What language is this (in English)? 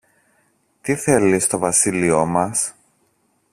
Greek